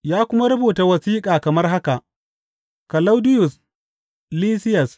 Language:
Hausa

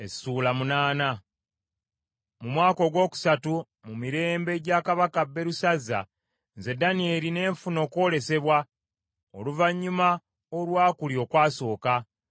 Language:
Ganda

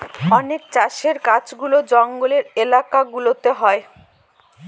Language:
Bangla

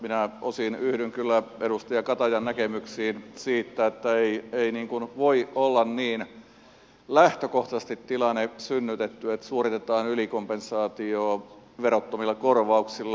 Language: Finnish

